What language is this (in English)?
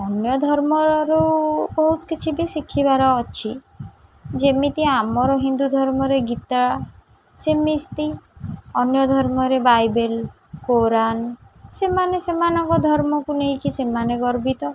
Odia